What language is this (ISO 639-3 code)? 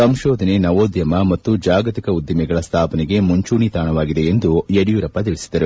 kan